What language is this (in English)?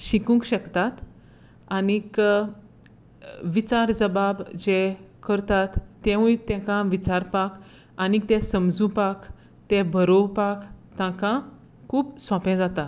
Konkani